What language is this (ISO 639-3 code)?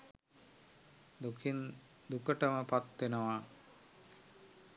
sin